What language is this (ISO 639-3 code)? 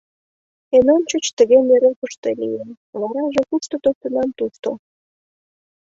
chm